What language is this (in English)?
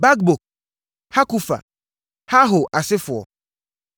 Akan